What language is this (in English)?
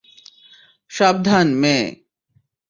Bangla